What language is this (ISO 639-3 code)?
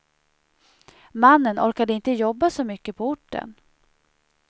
swe